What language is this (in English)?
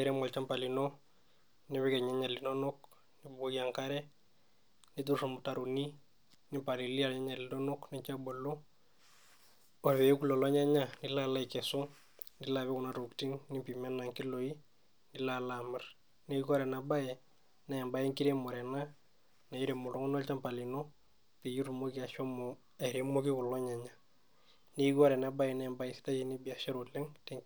Masai